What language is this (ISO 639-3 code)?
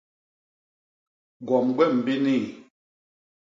bas